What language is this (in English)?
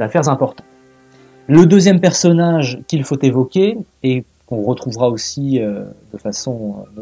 French